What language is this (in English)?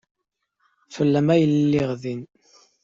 Kabyle